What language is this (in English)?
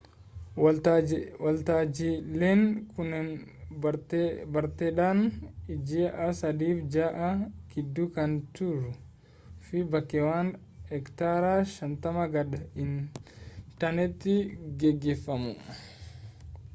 Oromo